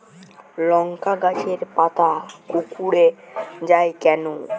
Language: Bangla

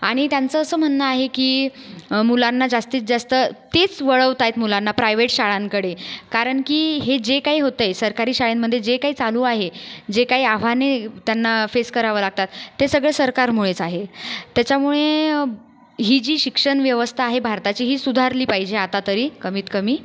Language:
Marathi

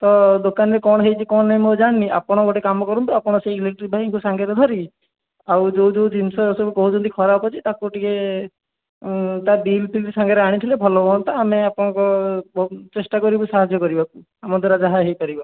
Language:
Odia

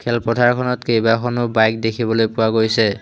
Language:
Assamese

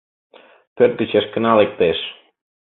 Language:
Mari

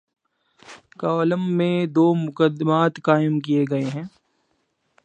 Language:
Urdu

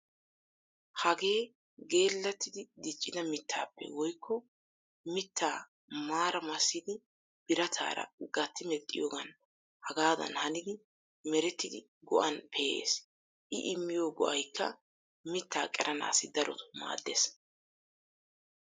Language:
Wolaytta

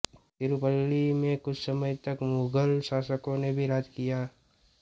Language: Hindi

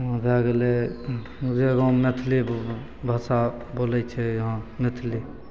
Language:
Maithili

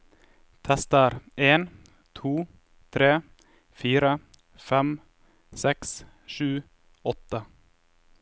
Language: Norwegian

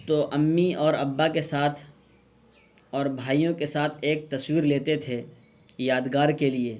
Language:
Urdu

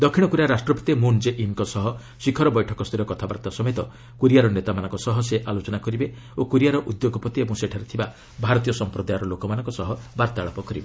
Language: Odia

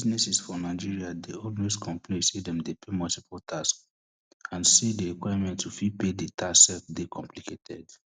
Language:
Nigerian Pidgin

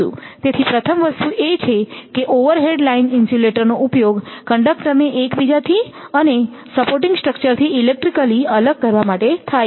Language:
Gujarati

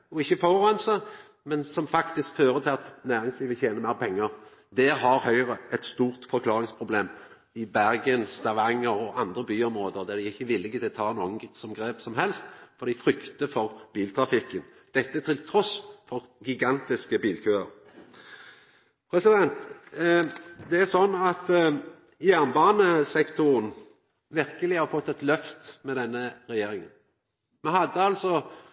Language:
Norwegian Nynorsk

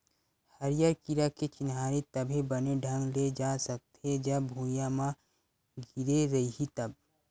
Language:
Chhattisgarhi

